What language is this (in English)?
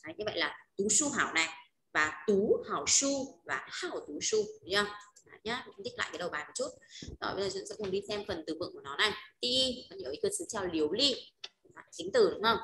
Vietnamese